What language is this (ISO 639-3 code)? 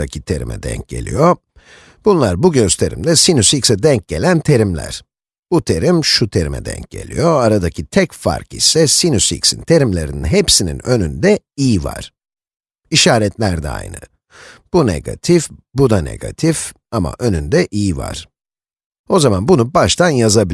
tur